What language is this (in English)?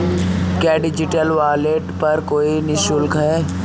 Hindi